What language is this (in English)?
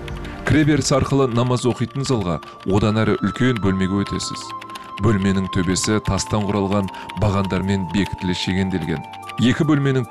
Turkish